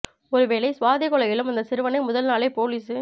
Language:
Tamil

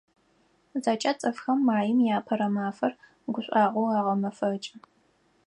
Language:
Adyghe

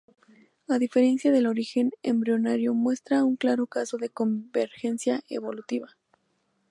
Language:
Spanish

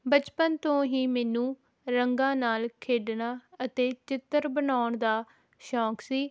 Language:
Punjabi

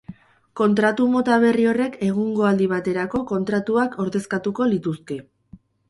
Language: Basque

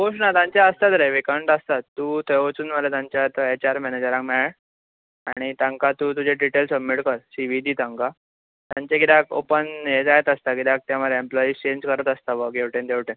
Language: Konkani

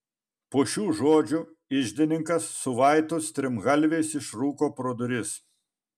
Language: Lithuanian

